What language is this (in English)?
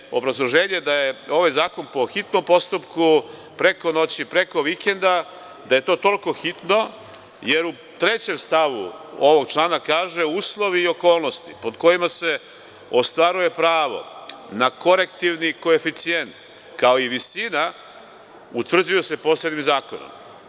Serbian